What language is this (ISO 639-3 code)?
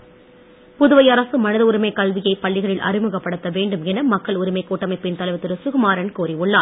tam